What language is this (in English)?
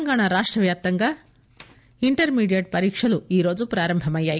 Telugu